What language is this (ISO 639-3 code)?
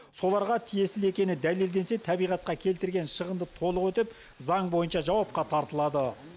kaz